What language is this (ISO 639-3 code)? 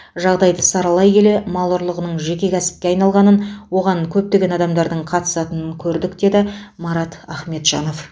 kaz